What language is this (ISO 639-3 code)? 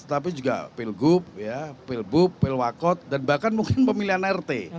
ind